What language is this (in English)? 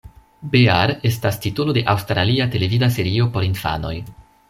Esperanto